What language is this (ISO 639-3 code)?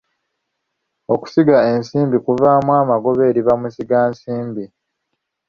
lug